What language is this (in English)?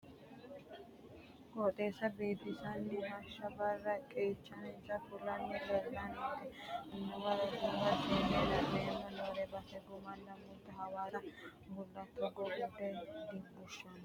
Sidamo